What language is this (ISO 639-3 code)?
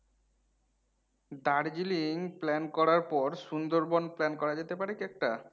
ben